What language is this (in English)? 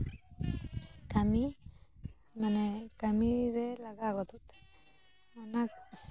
Santali